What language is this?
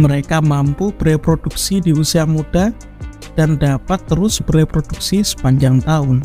Indonesian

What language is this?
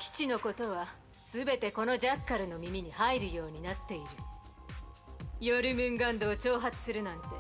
Japanese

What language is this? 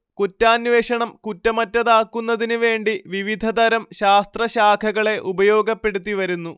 Malayalam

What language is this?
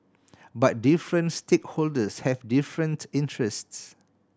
English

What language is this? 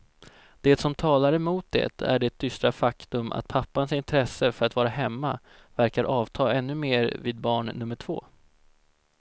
Swedish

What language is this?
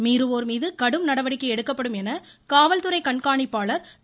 Tamil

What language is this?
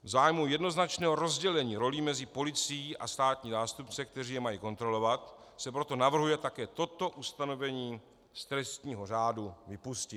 Czech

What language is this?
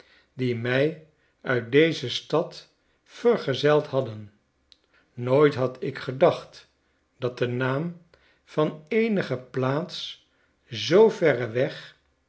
Dutch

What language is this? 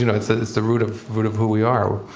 English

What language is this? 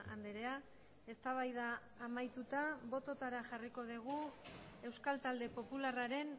Basque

